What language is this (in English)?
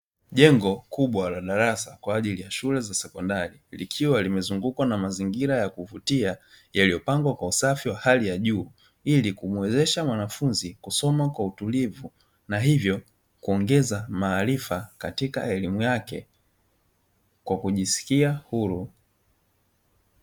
Swahili